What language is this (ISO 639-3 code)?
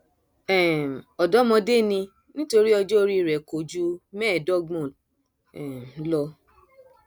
yor